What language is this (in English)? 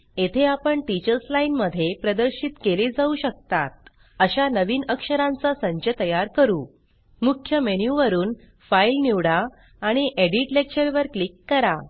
Marathi